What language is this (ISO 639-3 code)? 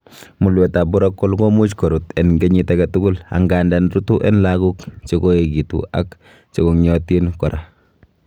kln